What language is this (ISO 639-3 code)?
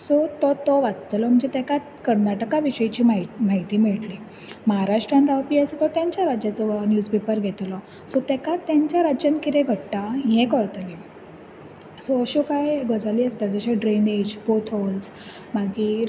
kok